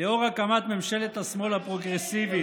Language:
Hebrew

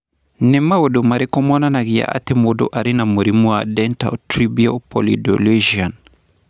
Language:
Kikuyu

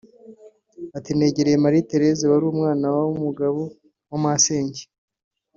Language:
Kinyarwanda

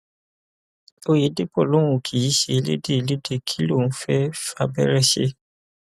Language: Yoruba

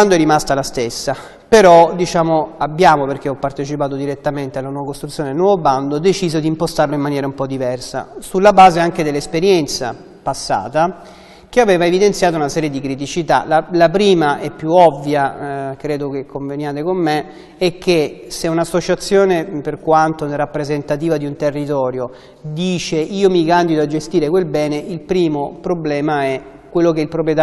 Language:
Italian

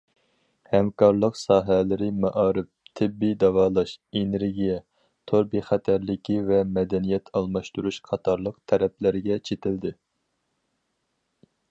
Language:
Uyghur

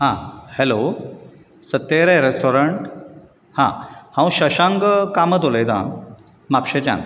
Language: Konkani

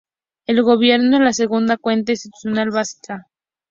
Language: Spanish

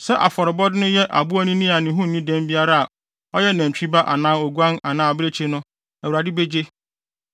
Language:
Akan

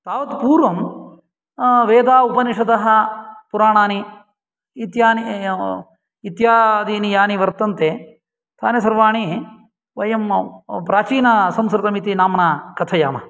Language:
Sanskrit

